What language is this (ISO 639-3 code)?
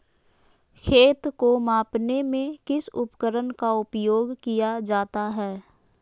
mag